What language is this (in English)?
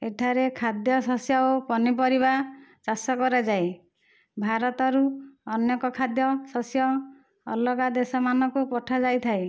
Odia